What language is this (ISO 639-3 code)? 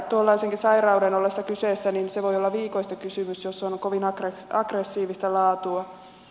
fin